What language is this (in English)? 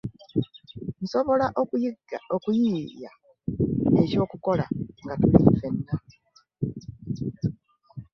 Ganda